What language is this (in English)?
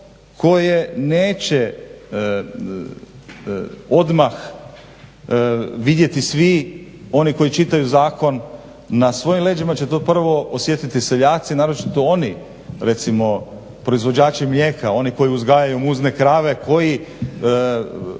Croatian